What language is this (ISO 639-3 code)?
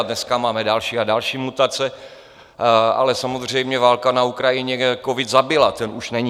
ces